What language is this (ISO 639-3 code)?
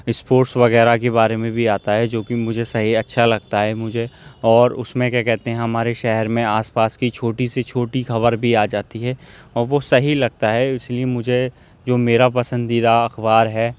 urd